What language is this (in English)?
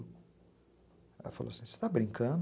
Portuguese